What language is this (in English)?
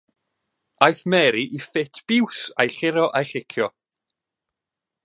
Welsh